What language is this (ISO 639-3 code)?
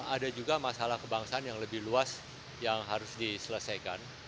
ind